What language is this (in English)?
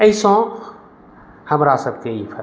Maithili